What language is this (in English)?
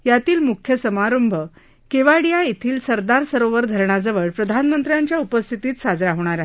Marathi